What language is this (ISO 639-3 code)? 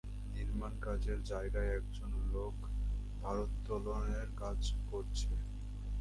ben